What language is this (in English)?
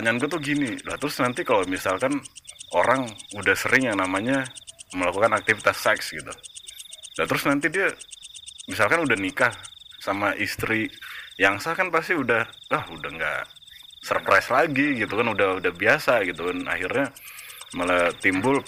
Indonesian